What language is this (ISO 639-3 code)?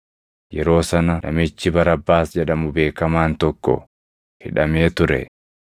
orm